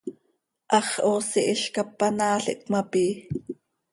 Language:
Seri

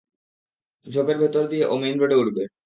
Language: Bangla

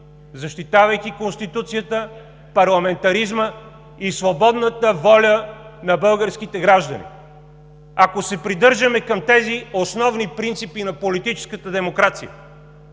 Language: Bulgarian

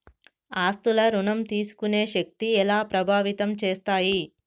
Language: Telugu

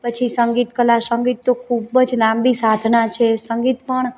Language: Gujarati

